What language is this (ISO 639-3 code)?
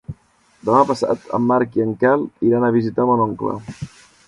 cat